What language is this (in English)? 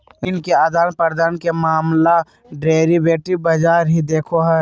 Magahi